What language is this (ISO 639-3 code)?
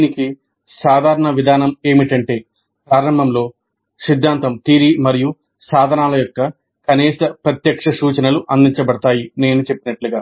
tel